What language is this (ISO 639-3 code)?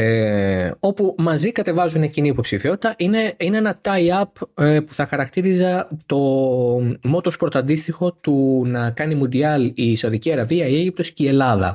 ell